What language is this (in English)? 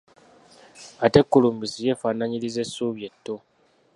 Ganda